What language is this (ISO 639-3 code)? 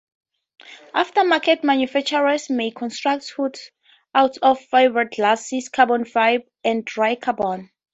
eng